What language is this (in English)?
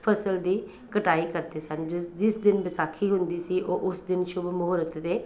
Punjabi